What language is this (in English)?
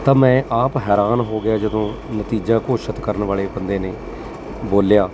Punjabi